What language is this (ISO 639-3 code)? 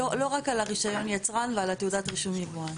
heb